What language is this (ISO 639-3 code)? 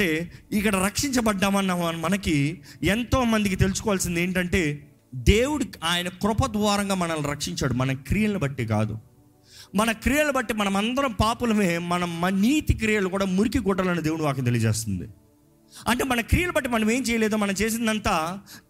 tel